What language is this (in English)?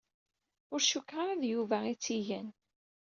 Kabyle